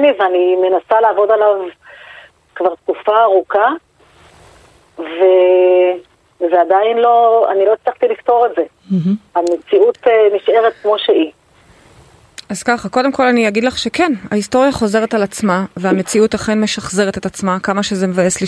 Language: Hebrew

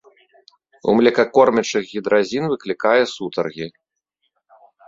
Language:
Belarusian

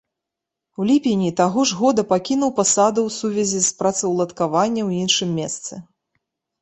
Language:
Belarusian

